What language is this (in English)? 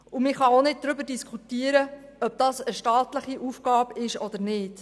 Swiss German